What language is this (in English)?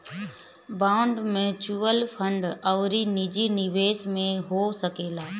Bhojpuri